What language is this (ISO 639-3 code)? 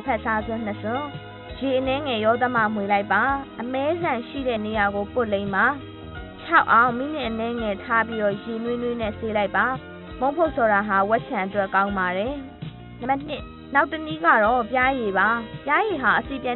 tha